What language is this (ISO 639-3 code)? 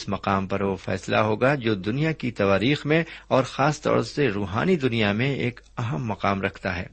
urd